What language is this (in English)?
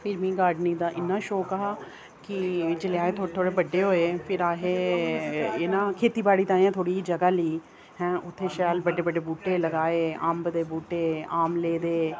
Dogri